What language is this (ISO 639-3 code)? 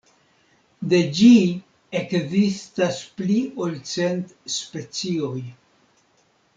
epo